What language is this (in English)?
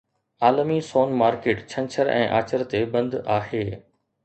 Sindhi